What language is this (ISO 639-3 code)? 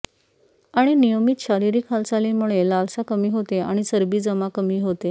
mar